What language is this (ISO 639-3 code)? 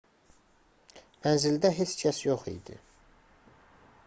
aze